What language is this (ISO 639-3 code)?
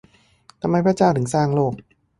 tha